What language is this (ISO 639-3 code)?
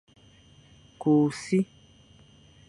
fan